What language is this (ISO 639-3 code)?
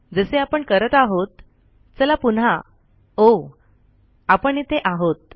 mar